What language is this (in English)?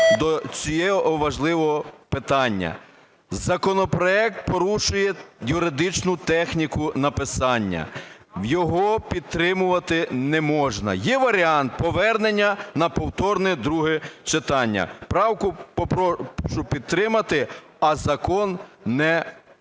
Ukrainian